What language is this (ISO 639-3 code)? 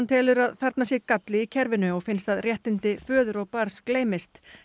isl